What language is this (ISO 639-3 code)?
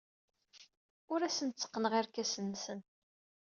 kab